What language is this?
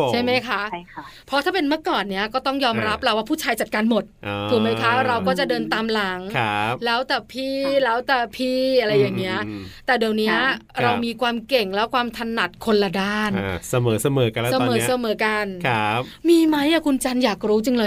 Thai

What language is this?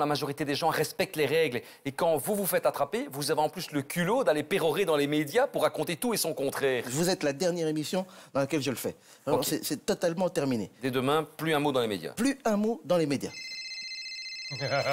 French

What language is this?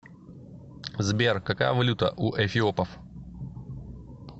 Russian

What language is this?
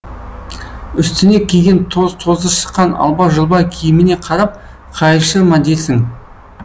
Kazakh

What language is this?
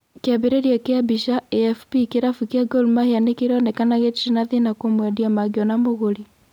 Kikuyu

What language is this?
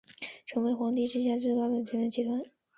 Chinese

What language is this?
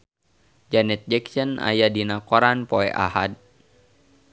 Sundanese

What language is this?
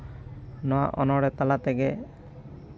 Santali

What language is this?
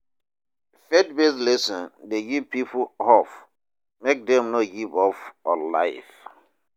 Nigerian Pidgin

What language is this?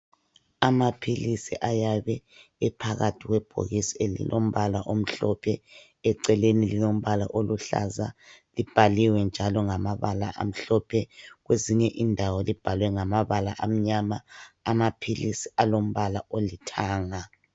North Ndebele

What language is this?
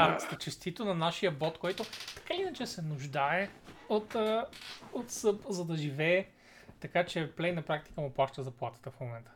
Bulgarian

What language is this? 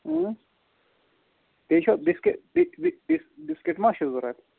Kashmiri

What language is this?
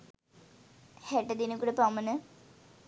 Sinhala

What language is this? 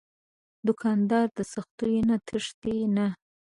Pashto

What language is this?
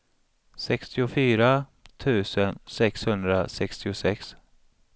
Swedish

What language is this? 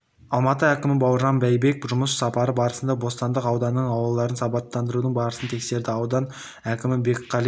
Kazakh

